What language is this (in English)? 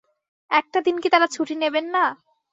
Bangla